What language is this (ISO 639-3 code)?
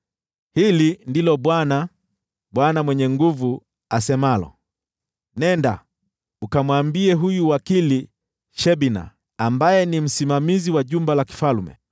swa